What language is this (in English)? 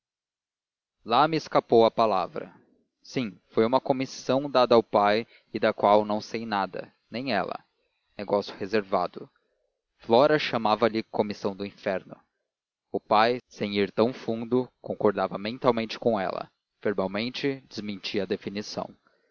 Portuguese